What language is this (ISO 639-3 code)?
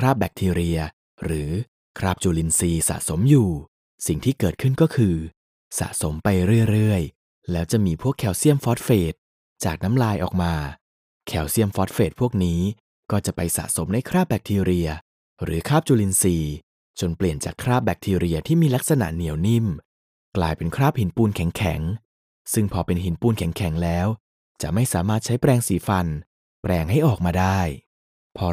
tha